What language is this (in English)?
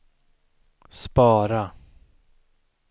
Swedish